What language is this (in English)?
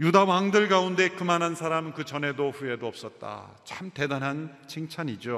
Korean